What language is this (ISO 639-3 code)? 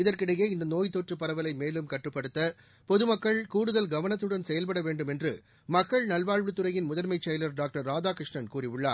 tam